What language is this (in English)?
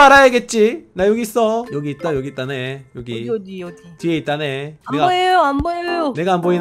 Korean